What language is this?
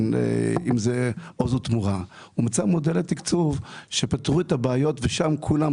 Hebrew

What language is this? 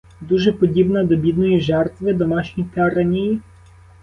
Ukrainian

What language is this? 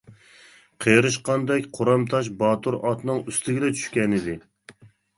Uyghur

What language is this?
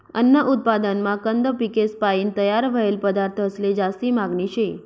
Marathi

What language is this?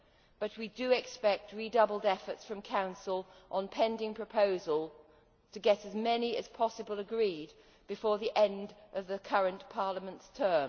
English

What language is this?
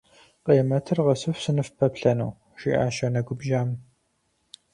Kabardian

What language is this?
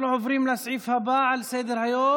Hebrew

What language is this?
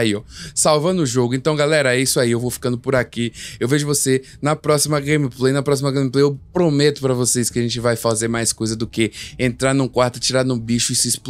Portuguese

